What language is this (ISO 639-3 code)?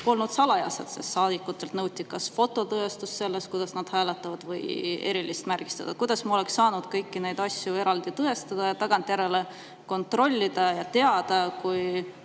est